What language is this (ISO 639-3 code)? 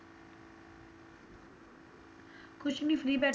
pan